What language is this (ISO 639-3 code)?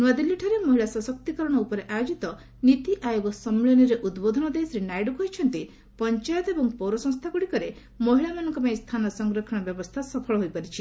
ori